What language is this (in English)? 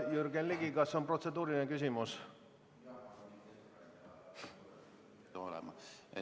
Estonian